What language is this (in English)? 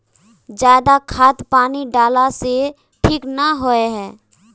Magahi